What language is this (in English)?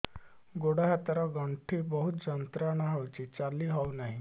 Odia